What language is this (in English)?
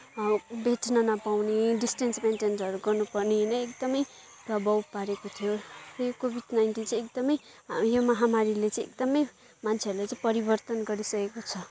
Nepali